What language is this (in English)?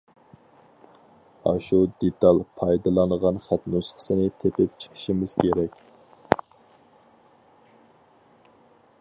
Uyghur